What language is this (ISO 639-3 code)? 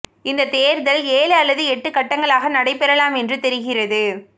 tam